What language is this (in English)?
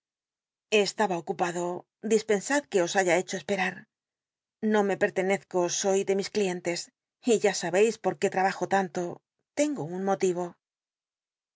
Spanish